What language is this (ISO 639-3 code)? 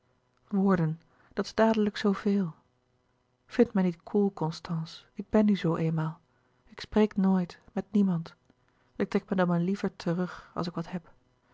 nld